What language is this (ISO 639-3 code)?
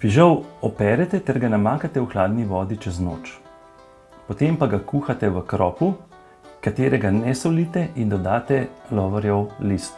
bul